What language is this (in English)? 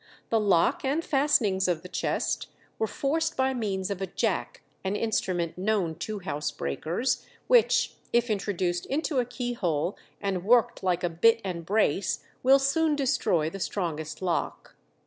English